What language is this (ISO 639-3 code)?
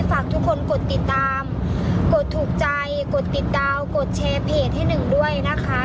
tha